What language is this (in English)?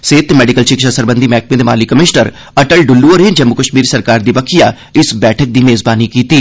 Dogri